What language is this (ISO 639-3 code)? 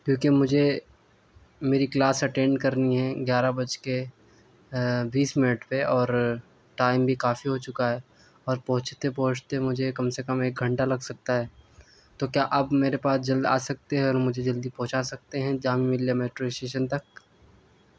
urd